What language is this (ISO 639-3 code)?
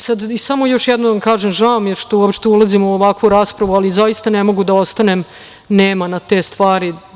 srp